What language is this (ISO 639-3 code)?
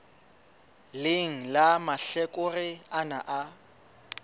sot